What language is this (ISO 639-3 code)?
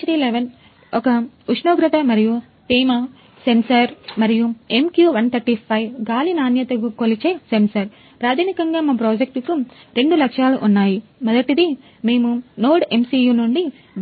tel